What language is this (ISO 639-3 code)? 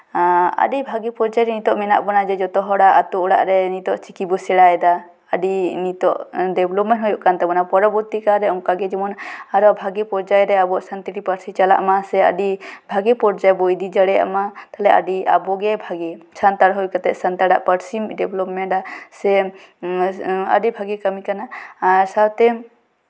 sat